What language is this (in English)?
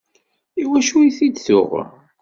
Kabyle